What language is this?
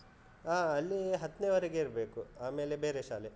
Kannada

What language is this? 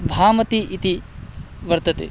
Sanskrit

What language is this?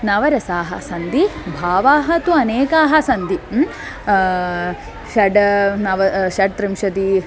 Sanskrit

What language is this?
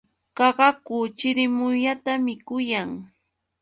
Yauyos Quechua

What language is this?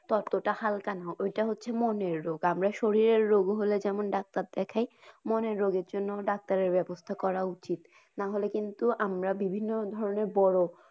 Bangla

